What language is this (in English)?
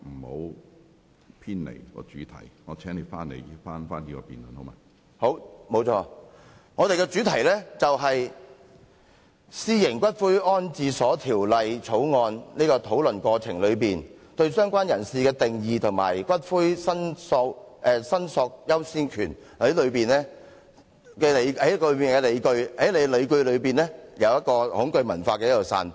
Cantonese